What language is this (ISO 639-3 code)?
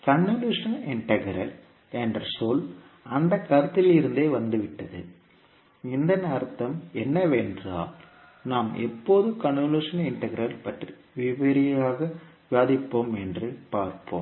tam